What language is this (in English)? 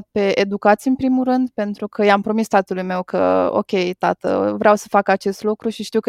Romanian